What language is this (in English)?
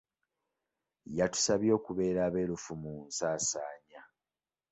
Ganda